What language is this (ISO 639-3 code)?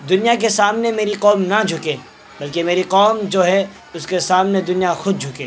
urd